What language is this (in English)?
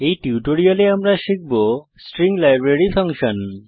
Bangla